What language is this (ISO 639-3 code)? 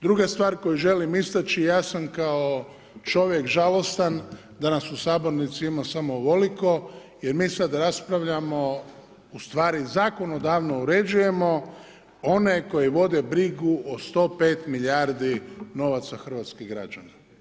hrv